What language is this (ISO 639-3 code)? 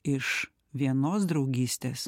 lit